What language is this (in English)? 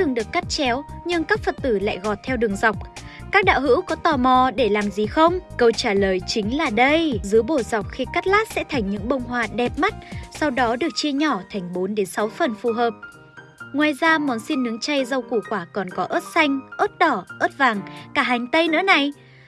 Vietnamese